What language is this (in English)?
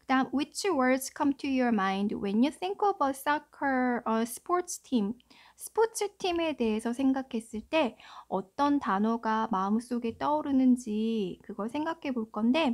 Korean